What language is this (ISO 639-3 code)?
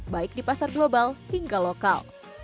ind